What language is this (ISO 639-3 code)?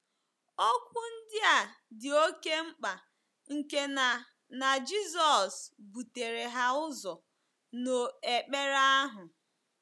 ibo